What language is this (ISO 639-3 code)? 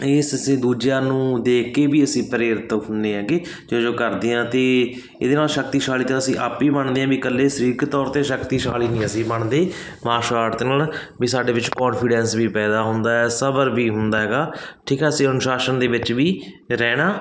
pan